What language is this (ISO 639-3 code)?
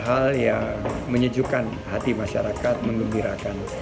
ind